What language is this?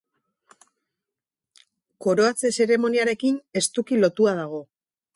Basque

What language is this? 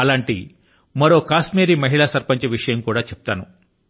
Telugu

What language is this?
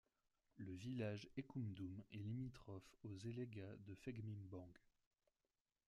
French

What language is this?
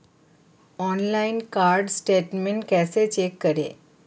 Hindi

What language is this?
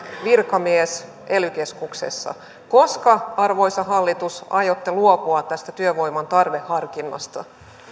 Finnish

